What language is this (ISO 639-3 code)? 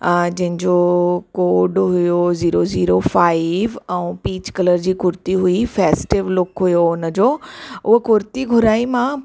snd